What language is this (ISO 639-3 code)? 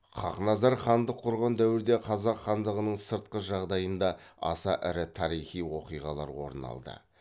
kaz